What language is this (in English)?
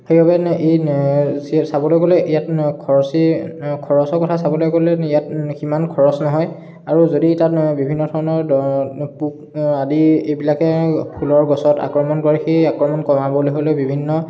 Assamese